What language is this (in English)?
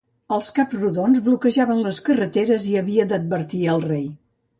Catalan